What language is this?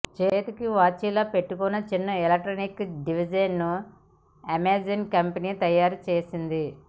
Telugu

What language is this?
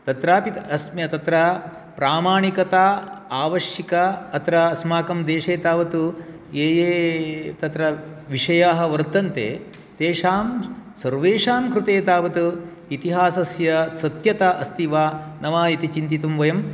Sanskrit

